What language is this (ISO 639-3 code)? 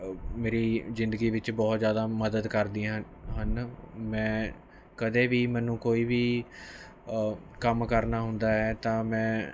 pan